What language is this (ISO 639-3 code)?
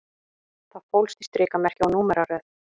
isl